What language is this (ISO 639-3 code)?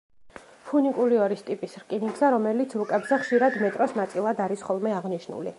kat